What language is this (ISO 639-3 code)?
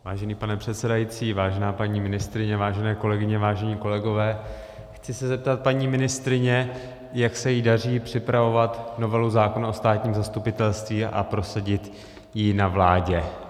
ces